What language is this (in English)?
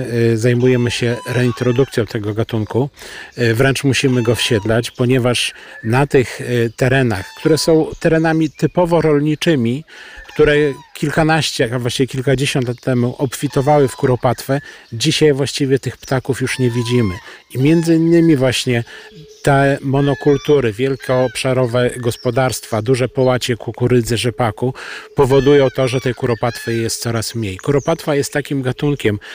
Polish